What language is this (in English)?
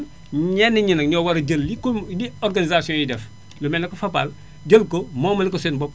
Wolof